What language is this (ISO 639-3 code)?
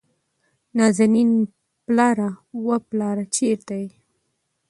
pus